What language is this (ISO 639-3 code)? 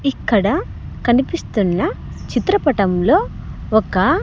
tel